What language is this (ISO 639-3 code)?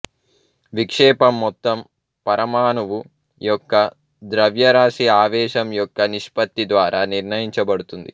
tel